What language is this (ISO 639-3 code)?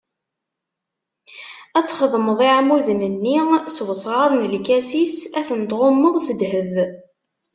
kab